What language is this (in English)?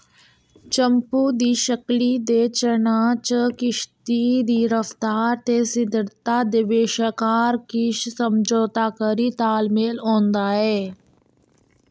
Dogri